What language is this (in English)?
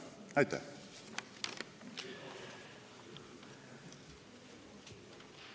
Estonian